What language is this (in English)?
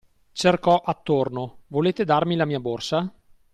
Italian